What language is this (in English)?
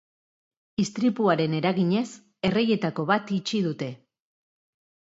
Basque